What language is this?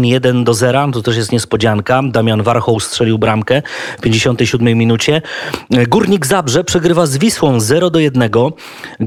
Polish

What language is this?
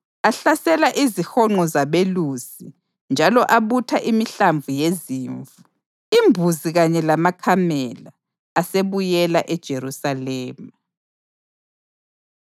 North Ndebele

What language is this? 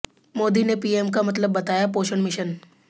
Hindi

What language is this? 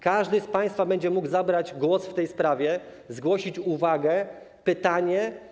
Polish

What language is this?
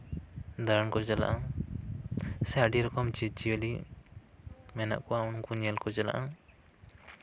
Santali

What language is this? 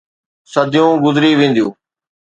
Sindhi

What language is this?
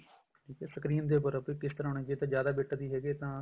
Punjabi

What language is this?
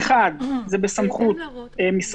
Hebrew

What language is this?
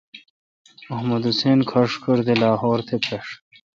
Kalkoti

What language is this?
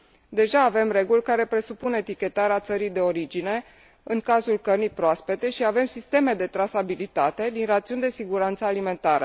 Romanian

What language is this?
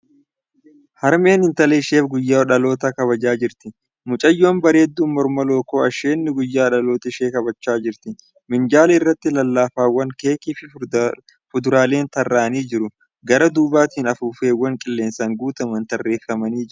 Oromo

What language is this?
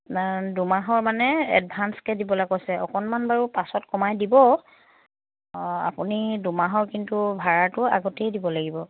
Assamese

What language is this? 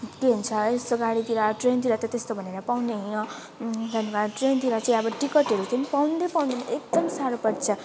Nepali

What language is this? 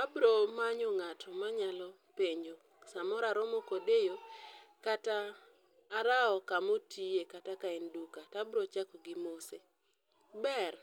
Luo (Kenya and Tanzania)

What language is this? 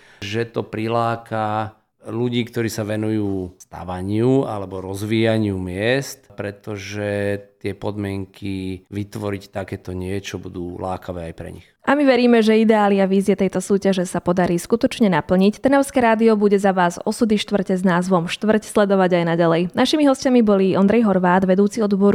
Slovak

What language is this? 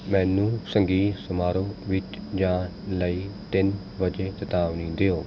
Punjabi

